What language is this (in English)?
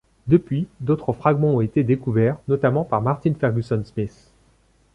French